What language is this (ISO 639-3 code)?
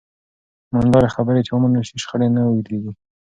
pus